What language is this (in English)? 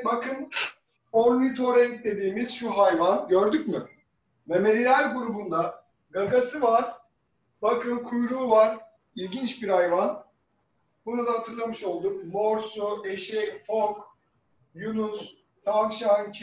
Turkish